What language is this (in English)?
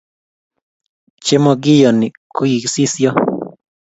Kalenjin